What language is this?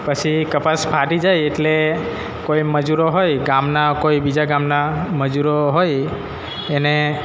Gujarati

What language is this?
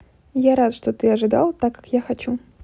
Russian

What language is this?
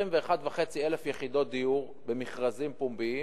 Hebrew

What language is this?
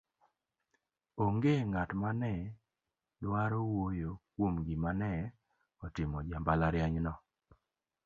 Luo (Kenya and Tanzania)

